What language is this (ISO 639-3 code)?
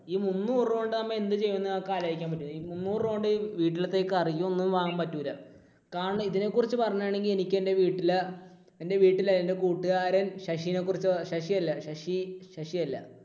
mal